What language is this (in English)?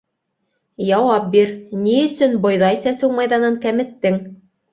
Bashkir